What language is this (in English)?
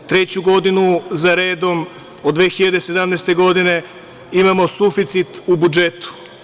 Serbian